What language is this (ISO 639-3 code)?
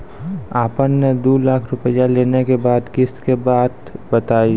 mai